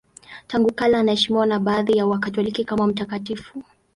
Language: Swahili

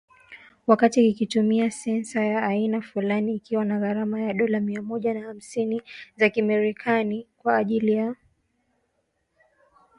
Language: Swahili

